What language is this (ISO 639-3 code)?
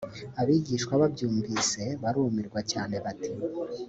kin